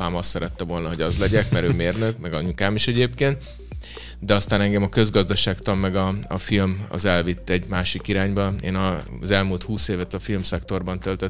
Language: Hungarian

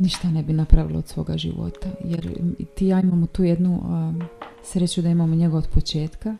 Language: Croatian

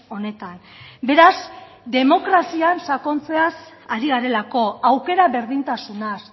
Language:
Basque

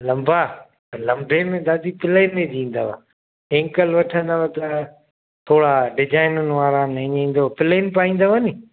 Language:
Sindhi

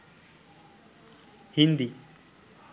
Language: Sinhala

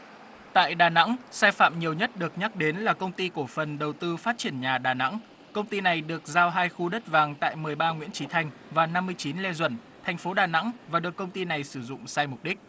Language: Vietnamese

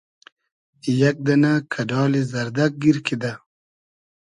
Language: Hazaragi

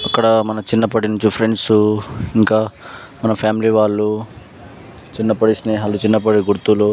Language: Telugu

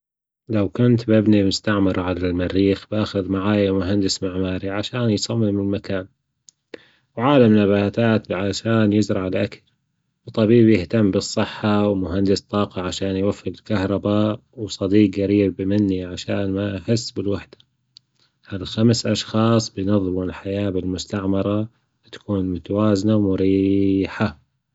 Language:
Gulf Arabic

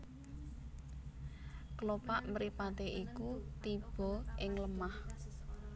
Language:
Javanese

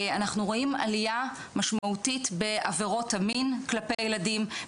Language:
Hebrew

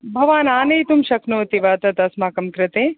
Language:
Sanskrit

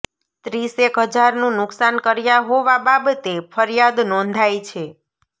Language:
Gujarati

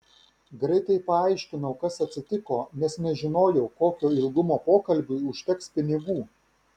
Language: Lithuanian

